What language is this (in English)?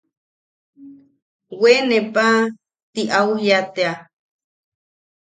Yaqui